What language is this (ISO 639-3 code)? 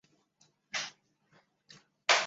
zho